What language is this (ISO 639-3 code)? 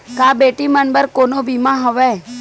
hne